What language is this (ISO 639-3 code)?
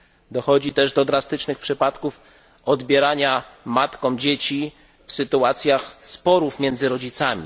pol